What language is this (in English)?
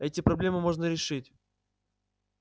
Russian